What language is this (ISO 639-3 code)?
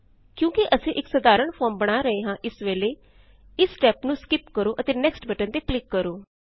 pan